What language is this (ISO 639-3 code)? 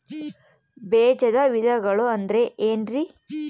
kan